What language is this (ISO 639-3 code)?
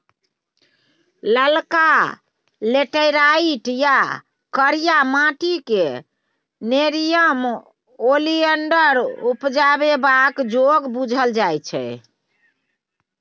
mai